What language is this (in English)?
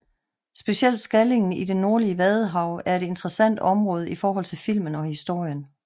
Danish